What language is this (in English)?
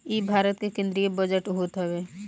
Bhojpuri